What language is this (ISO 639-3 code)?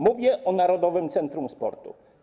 pol